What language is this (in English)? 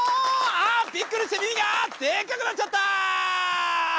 Japanese